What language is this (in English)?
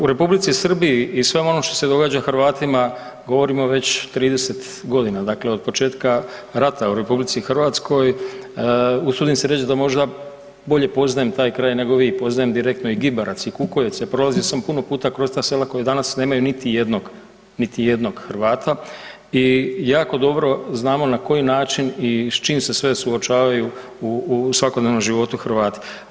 Croatian